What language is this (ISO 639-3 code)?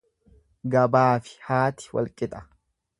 orm